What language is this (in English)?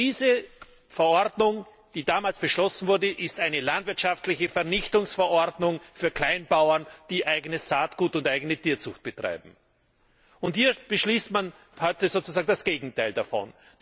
German